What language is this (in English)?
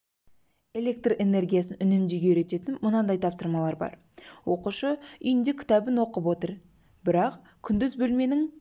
Kazakh